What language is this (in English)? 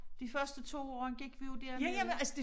Danish